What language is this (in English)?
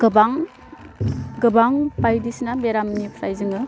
Bodo